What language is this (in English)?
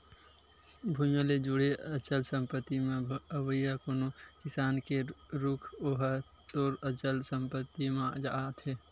Chhattisgarhi